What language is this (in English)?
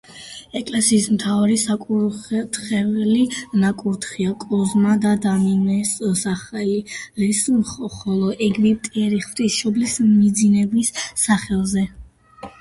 Georgian